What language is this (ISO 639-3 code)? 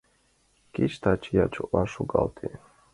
chm